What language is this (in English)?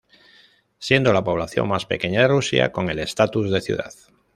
Spanish